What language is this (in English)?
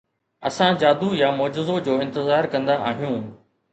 Sindhi